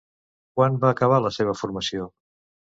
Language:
Catalan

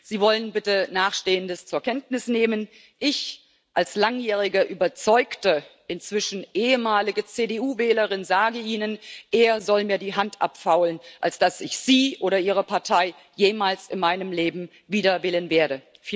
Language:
German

